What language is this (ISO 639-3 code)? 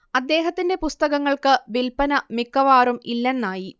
mal